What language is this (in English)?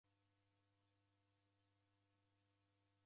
Taita